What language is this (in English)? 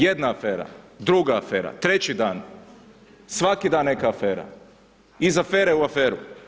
Croatian